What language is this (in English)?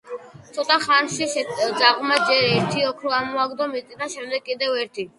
Georgian